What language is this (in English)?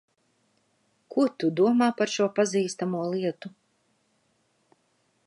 Latvian